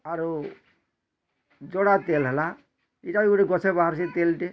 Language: Odia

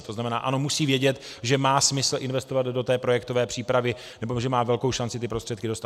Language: Czech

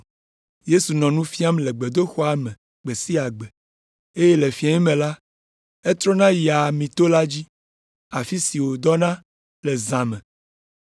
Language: Ewe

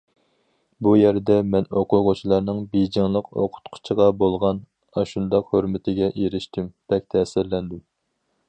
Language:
Uyghur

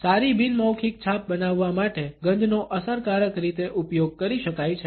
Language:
Gujarati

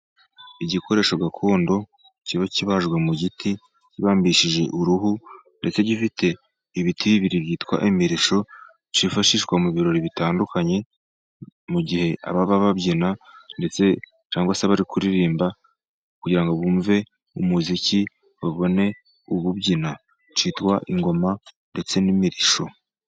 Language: Kinyarwanda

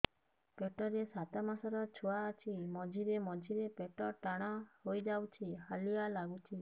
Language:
Odia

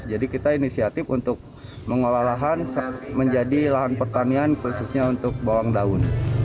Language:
Indonesian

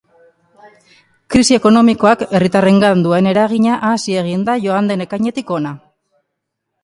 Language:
Basque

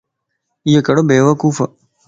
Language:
Lasi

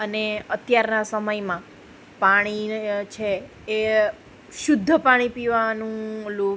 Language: Gujarati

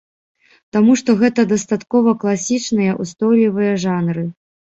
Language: Belarusian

